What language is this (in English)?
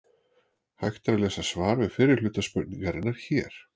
Icelandic